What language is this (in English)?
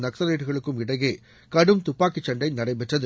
Tamil